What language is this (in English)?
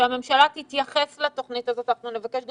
Hebrew